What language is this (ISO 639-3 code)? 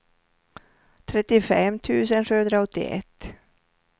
swe